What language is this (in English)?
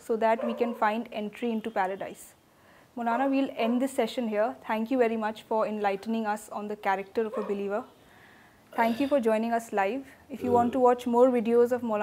Urdu